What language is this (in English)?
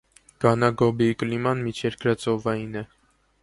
Armenian